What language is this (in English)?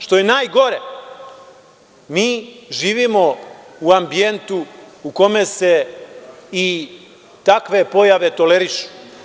Serbian